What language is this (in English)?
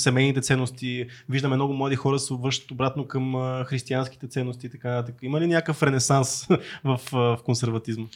Bulgarian